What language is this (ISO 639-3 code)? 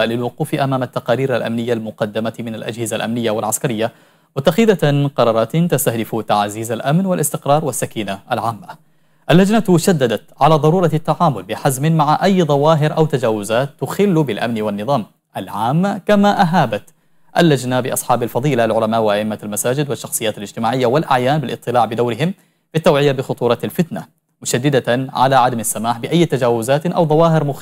ara